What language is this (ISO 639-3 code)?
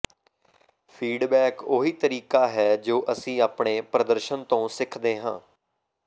pan